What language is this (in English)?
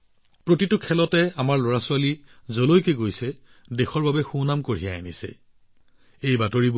Assamese